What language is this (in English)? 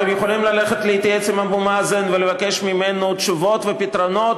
Hebrew